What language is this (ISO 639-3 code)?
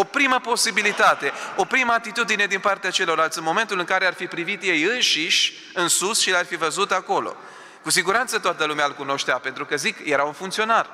ron